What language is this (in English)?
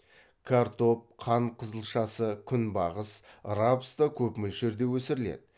Kazakh